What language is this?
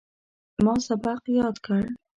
Pashto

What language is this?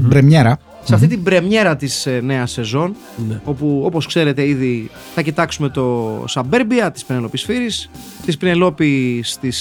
Greek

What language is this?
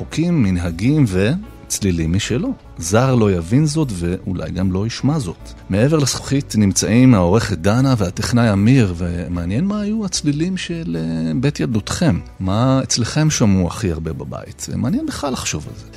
Hebrew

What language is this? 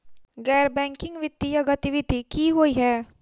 Maithili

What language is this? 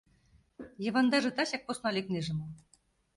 Mari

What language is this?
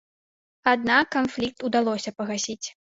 Belarusian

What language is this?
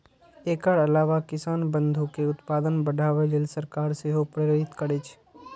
Maithili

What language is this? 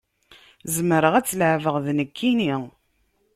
Kabyle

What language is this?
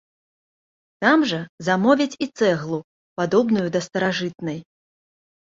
Belarusian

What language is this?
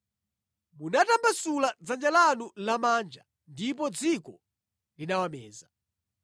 Nyanja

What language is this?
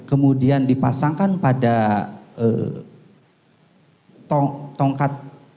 Indonesian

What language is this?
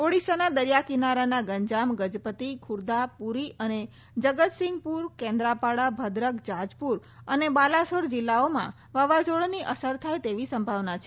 Gujarati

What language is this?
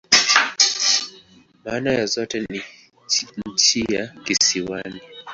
Swahili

